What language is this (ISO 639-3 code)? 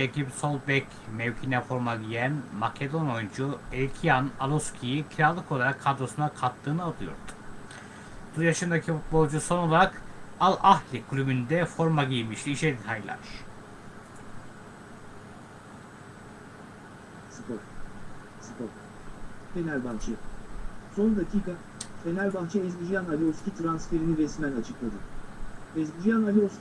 tur